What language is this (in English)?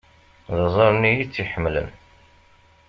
Kabyle